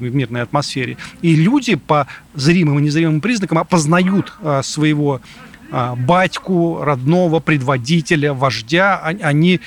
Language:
Russian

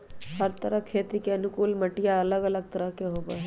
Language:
Magahi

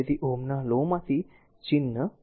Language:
Gujarati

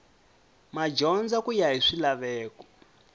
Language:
Tsonga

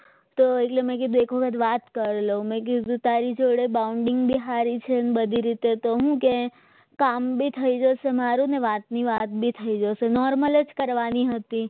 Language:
Gujarati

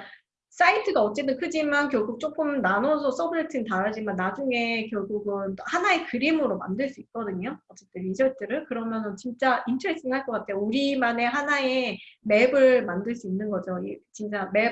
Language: Korean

